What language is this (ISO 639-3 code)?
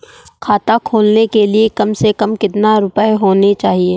hin